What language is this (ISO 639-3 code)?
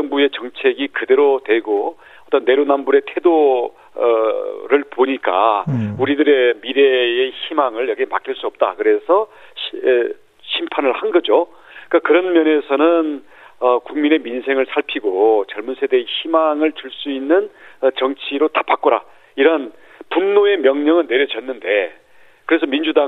kor